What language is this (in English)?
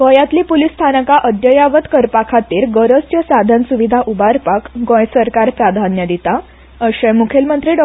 Konkani